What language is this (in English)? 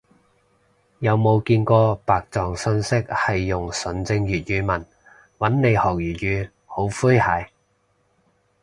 Cantonese